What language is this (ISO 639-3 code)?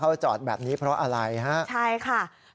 tha